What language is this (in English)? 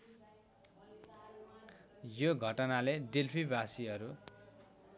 Nepali